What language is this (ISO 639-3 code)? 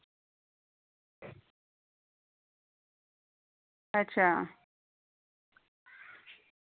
doi